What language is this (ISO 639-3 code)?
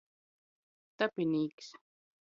ltg